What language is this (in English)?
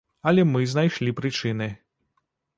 Belarusian